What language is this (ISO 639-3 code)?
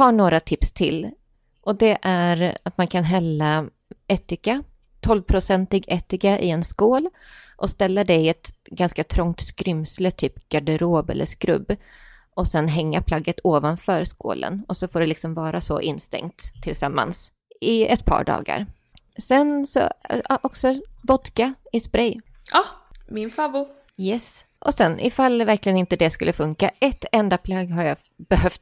swe